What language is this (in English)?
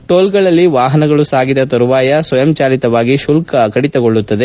Kannada